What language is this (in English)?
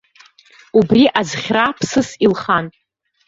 Abkhazian